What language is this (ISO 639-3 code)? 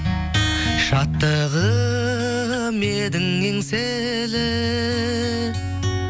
kaz